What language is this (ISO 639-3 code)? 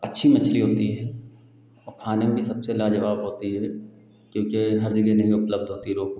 hin